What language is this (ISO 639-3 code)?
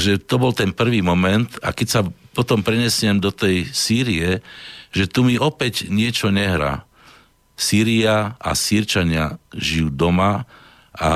slk